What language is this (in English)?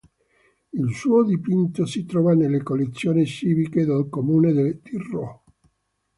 Italian